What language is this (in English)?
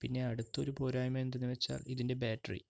Malayalam